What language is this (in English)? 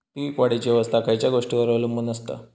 Marathi